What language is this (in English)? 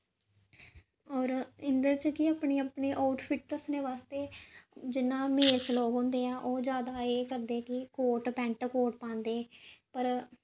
Dogri